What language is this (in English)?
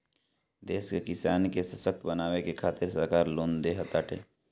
Bhojpuri